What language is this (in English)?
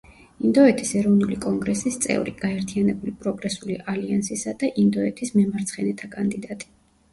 Georgian